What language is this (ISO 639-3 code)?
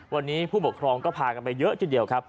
tha